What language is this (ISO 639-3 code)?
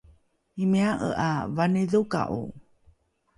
dru